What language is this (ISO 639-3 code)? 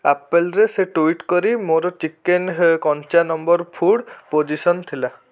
ori